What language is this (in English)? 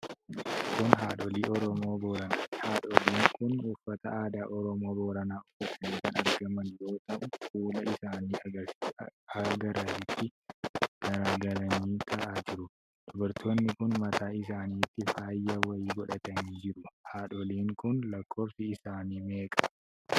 Oromo